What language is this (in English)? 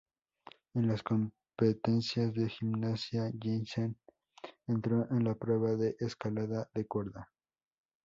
Spanish